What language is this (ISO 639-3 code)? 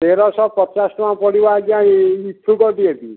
ori